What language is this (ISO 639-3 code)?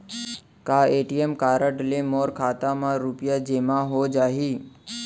hne